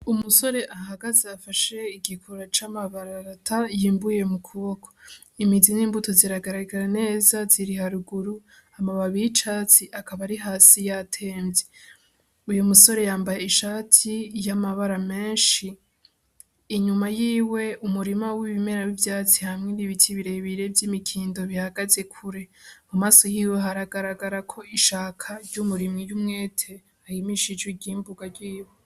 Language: Rundi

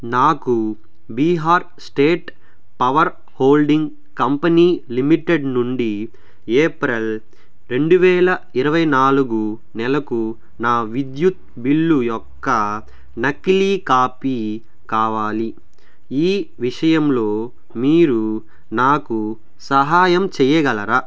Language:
Telugu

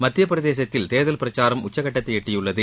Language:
Tamil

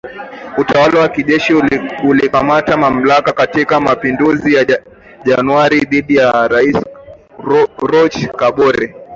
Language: Swahili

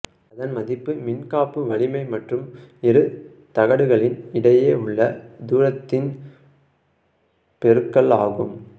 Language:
Tamil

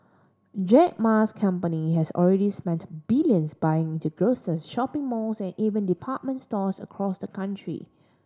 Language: English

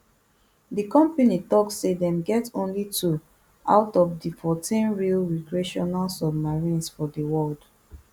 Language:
Nigerian Pidgin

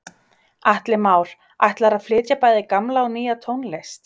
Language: Icelandic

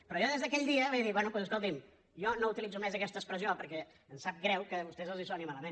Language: Catalan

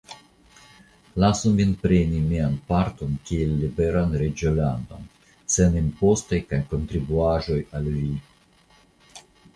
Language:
Esperanto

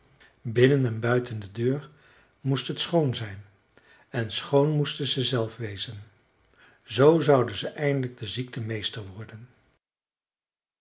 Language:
Dutch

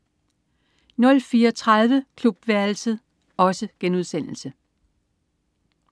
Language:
Danish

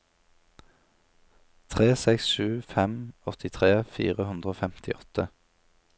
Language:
Norwegian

